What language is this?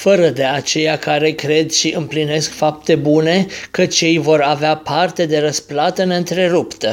Romanian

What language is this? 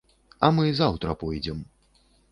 Belarusian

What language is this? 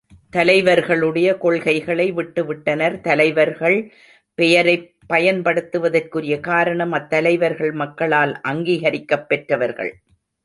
Tamil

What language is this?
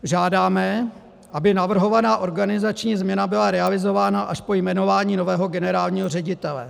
Czech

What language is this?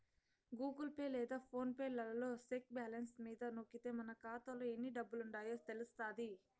Telugu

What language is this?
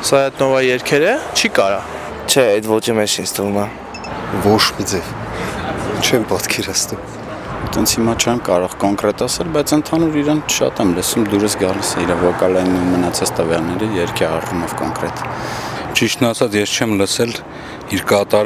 Bulgarian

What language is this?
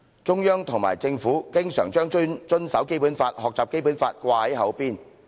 Cantonese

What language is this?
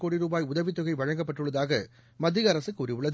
Tamil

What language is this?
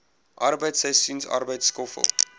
Afrikaans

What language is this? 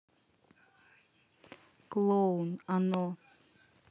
Russian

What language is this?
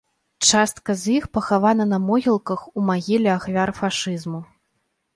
Belarusian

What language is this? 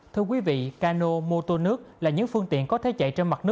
Vietnamese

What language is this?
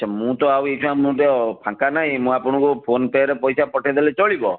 Odia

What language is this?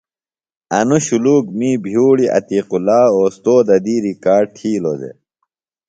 Phalura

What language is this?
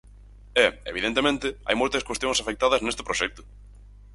Galician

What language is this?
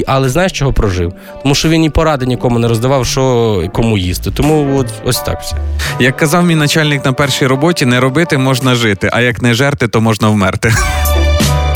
Ukrainian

